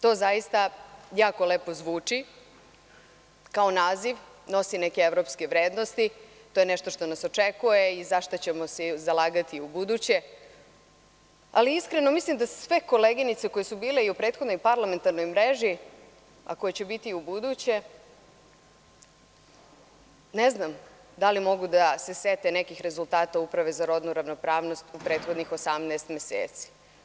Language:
Serbian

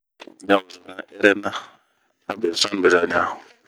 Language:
Bomu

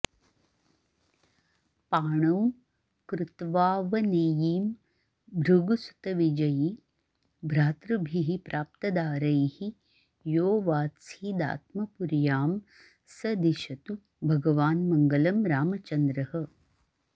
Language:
Sanskrit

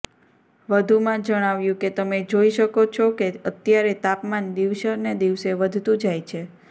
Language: Gujarati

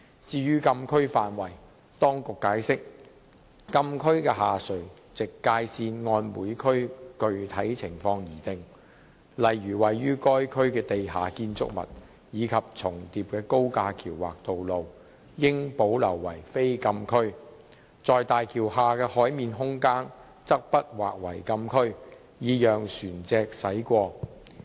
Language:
Cantonese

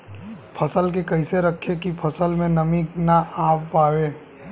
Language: Bhojpuri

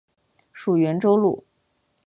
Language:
Chinese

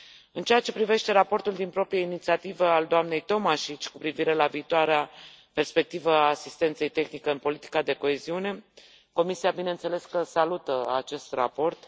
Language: Romanian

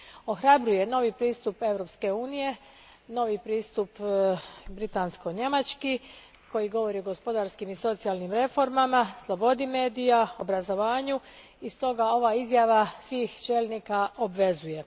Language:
Croatian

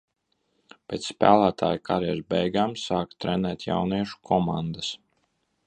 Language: Latvian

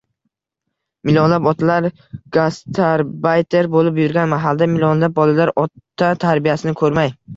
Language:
Uzbek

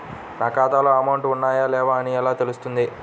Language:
Telugu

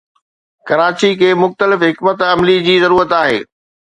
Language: Sindhi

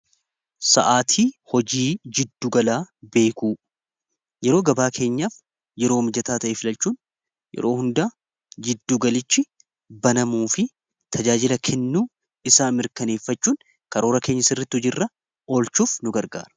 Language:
Oromo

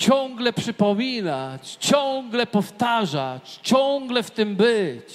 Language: Polish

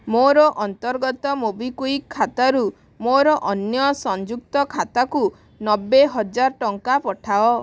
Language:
Odia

